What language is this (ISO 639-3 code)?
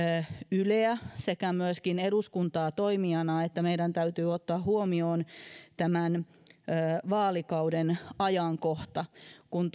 fin